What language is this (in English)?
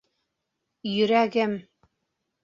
Bashkir